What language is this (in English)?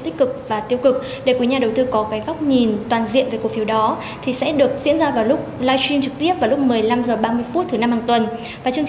Vietnamese